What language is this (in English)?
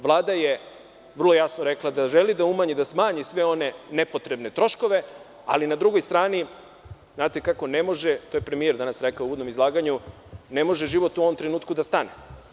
Serbian